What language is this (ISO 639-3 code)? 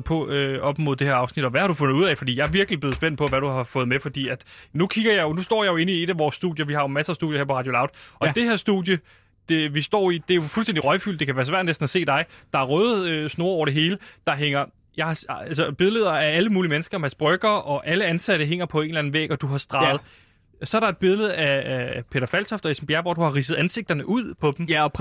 dan